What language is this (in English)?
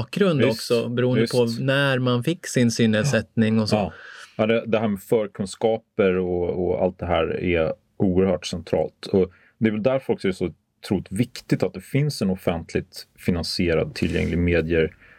Swedish